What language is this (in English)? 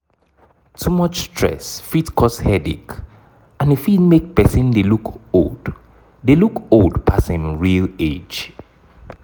Nigerian Pidgin